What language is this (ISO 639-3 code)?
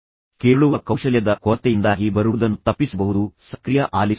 kan